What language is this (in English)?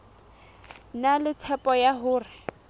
Southern Sotho